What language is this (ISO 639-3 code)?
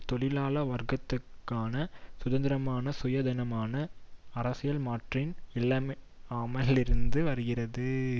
tam